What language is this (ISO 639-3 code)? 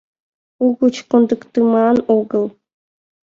chm